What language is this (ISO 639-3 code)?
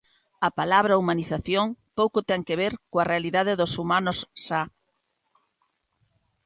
glg